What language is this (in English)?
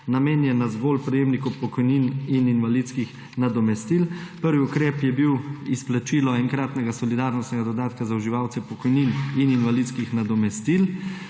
Slovenian